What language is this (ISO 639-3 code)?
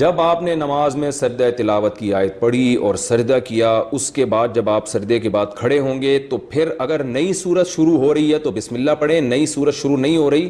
urd